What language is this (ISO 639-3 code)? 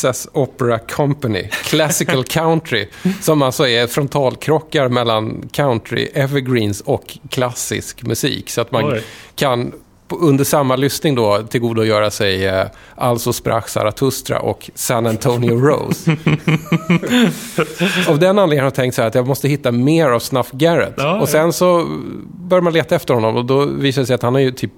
swe